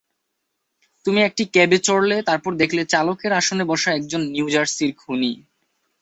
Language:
Bangla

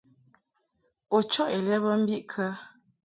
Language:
Mungaka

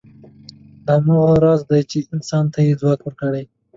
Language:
Pashto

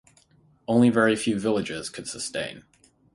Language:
English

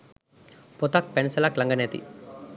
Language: Sinhala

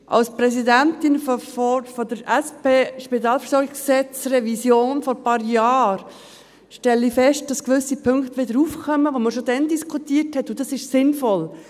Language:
Swiss German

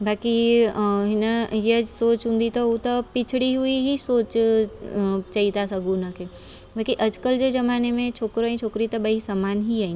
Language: Sindhi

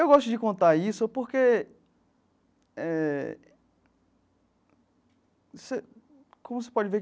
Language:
Portuguese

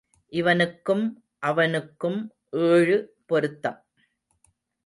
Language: Tamil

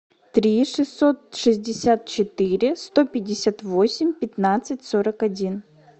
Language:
Russian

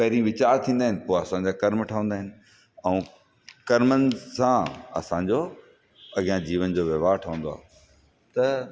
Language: Sindhi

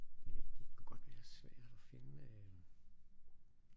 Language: Danish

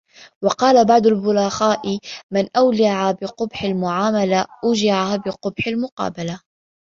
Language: Arabic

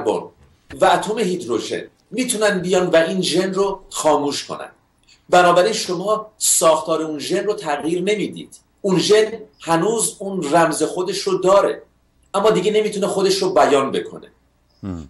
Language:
Persian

